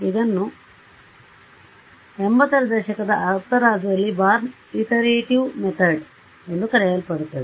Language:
Kannada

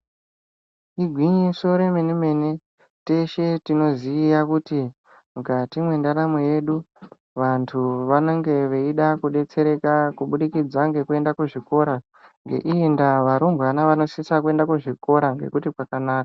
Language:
Ndau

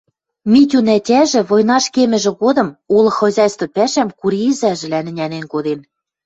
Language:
Western Mari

